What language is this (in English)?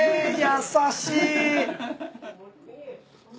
Japanese